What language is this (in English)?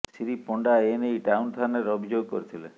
Odia